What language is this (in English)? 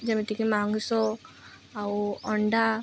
Odia